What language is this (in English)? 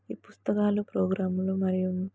Telugu